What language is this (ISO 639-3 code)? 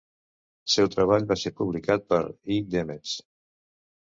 cat